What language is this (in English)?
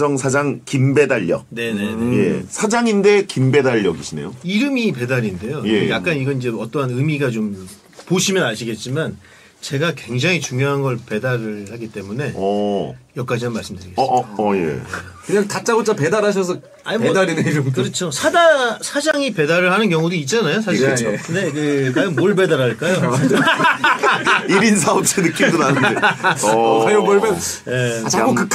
Korean